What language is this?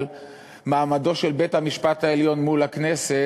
Hebrew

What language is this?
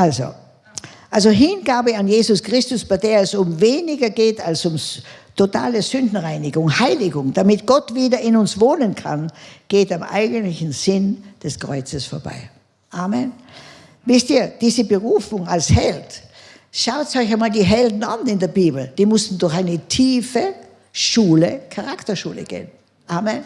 German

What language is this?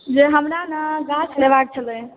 Maithili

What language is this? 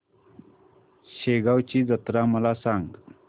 Marathi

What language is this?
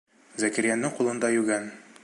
Bashkir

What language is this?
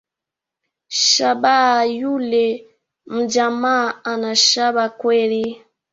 Swahili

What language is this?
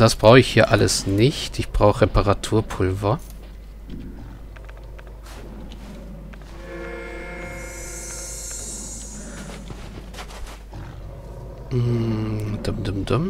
German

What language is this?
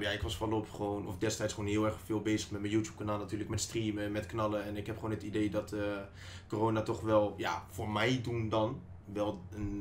Dutch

